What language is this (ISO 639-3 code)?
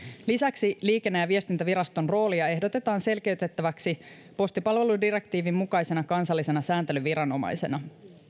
fin